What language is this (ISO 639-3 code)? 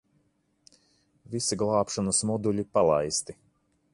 lav